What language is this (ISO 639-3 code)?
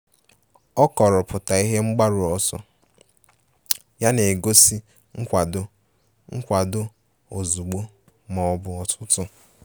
ibo